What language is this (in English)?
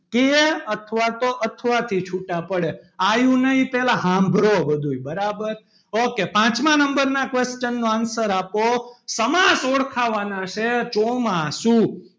Gujarati